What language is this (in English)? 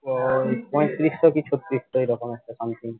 Bangla